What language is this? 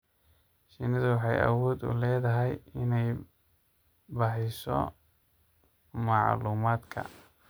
Somali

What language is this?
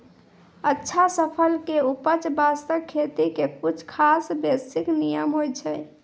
Maithili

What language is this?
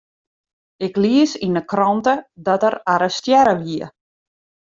Western Frisian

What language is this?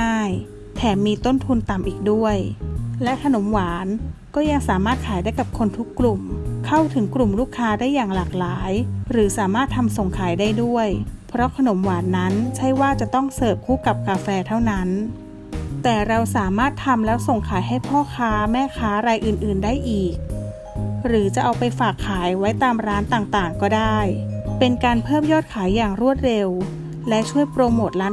Thai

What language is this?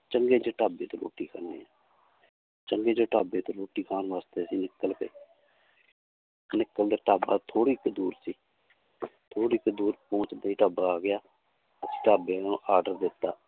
Punjabi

